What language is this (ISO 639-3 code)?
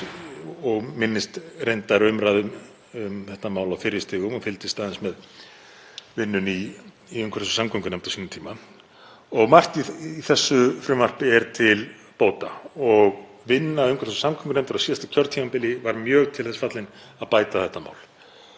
isl